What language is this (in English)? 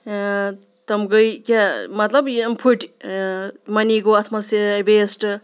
Kashmiri